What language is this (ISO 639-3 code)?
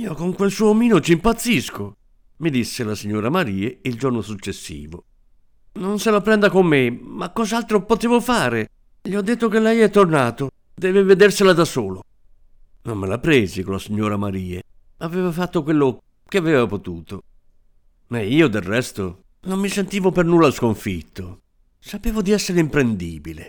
ita